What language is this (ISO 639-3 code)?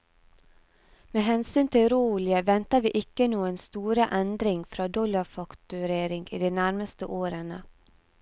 nor